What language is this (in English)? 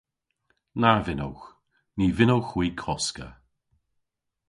Cornish